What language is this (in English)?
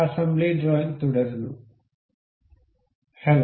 Malayalam